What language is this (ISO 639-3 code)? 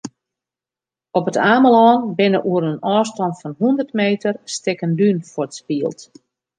fry